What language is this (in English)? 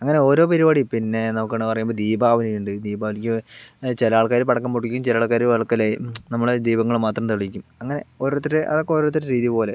Malayalam